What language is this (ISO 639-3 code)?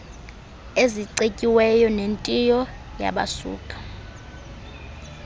xho